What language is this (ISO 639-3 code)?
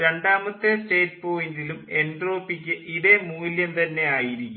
mal